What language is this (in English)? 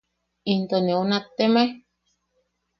Yaqui